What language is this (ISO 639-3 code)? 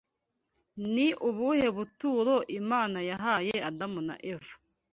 kin